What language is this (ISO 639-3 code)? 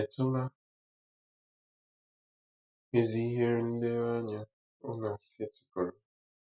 ibo